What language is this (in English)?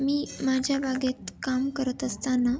Marathi